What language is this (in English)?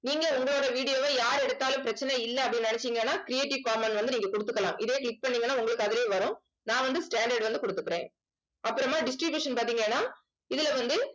Tamil